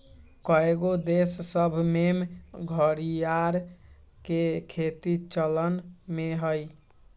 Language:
Magahi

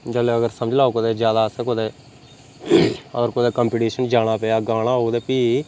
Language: Dogri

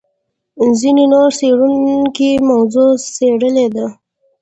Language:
Pashto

